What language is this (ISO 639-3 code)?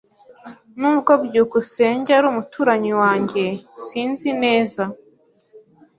kin